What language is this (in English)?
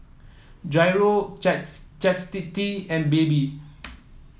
English